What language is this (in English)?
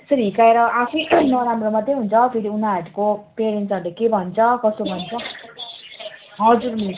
Nepali